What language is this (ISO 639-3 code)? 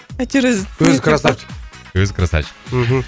kaz